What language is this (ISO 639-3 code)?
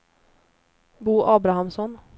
swe